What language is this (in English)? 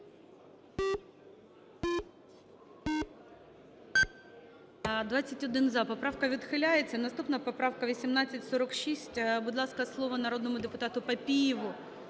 Ukrainian